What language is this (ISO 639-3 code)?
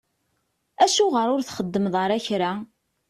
kab